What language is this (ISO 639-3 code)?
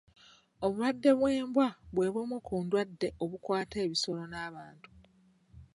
lug